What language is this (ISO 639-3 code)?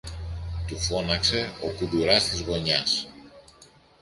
ell